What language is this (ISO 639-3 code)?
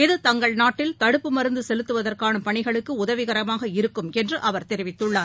tam